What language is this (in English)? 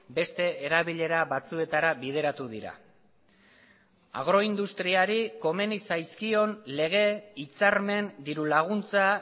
Basque